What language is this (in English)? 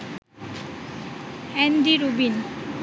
Bangla